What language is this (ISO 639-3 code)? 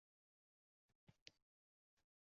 uzb